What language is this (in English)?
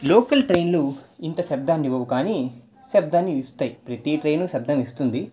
Telugu